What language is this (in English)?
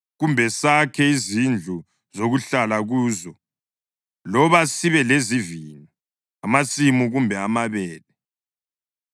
North Ndebele